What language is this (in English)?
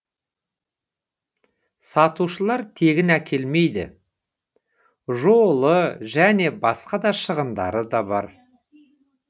Kazakh